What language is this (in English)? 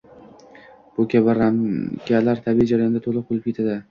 Uzbek